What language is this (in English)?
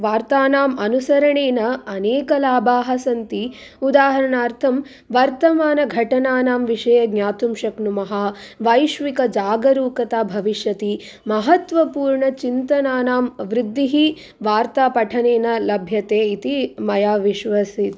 Sanskrit